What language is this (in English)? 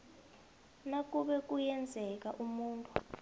South Ndebele